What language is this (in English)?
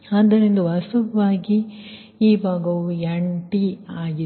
Kannada